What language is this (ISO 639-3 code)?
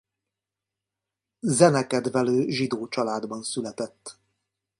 hun